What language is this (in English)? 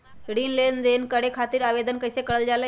Magahi